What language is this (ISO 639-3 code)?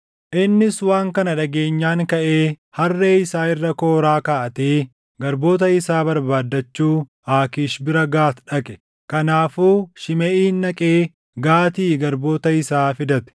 orm